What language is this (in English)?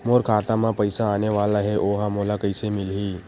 Chhattisgarhi